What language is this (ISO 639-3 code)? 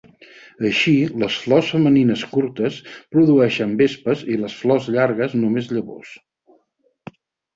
cat